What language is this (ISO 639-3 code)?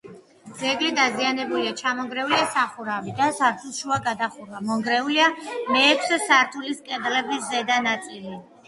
kat